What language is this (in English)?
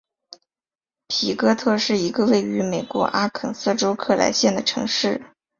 Chinese